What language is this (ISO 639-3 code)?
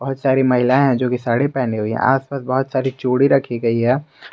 hin